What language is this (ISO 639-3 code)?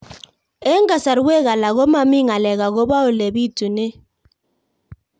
kln